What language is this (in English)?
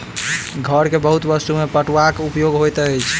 Maithili